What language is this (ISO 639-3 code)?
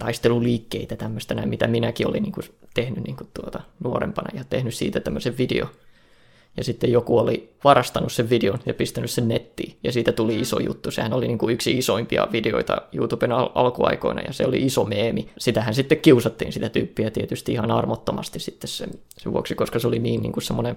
fin